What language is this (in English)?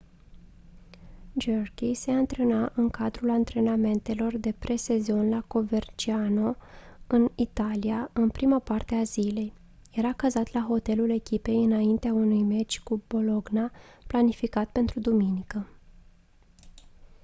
Romanian